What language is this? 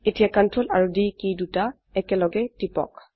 Assamese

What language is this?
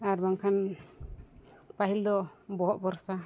Santali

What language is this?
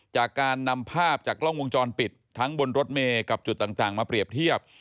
Thai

